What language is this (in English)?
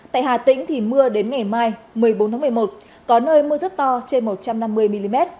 Vietnamese